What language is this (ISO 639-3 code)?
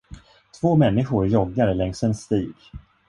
swe